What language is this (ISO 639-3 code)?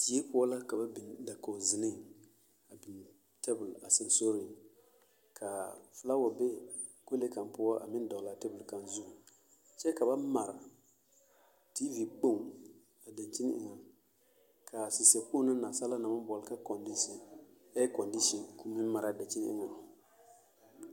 dga